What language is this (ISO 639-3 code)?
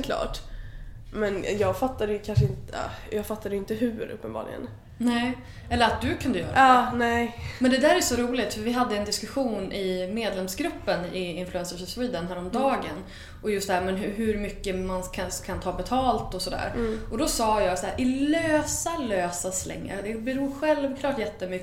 swe